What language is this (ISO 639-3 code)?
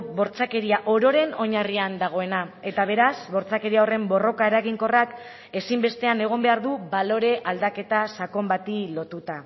eus